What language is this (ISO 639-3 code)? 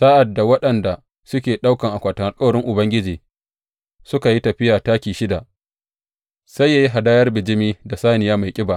hau